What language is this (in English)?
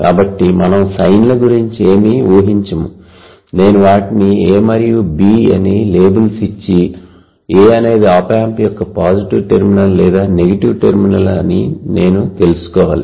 Telugu